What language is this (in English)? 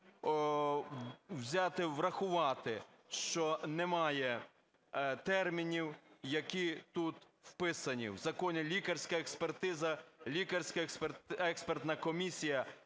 Ukrainian